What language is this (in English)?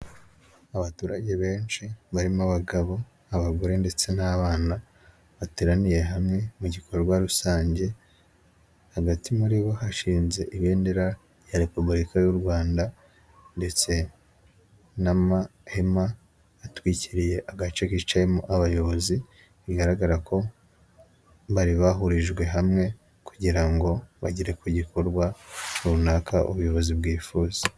Kinyarwanda